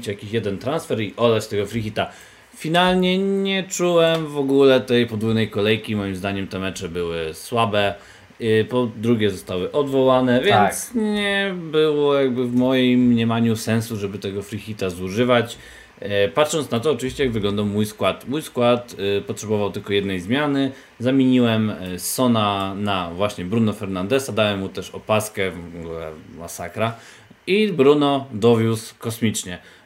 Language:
Polish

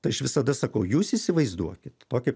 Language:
Lithuanian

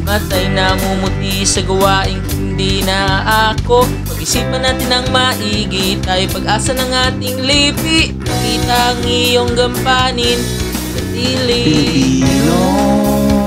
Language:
Filipino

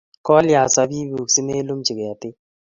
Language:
Kalenjin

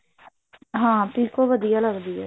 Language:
Punjabi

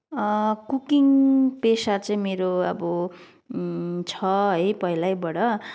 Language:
Nepali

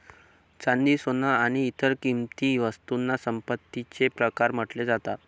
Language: Marathi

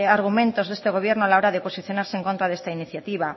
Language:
Spanish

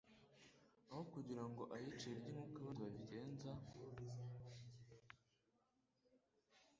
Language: Kinyarwanda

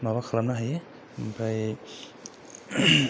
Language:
Bodo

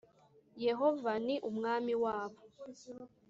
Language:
Kinyarwanda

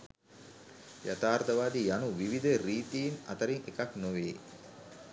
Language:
Sinhala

